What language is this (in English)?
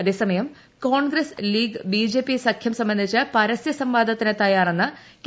Malayalam